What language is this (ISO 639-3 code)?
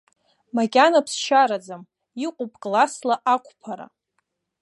abk